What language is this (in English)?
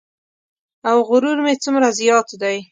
Pashto